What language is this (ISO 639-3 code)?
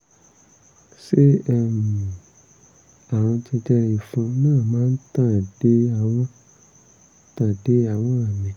yor